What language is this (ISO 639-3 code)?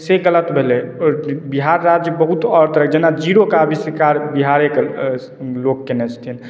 mai